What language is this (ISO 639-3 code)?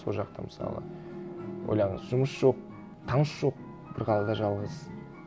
kaz